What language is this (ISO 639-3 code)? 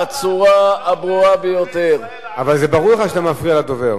heb